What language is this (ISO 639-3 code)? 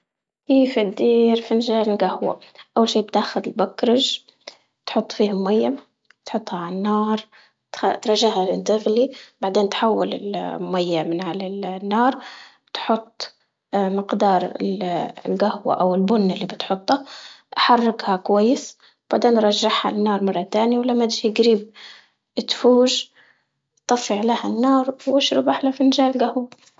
ayl